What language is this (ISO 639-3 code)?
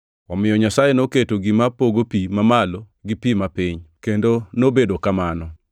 luo